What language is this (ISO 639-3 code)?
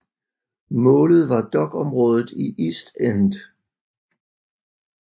dan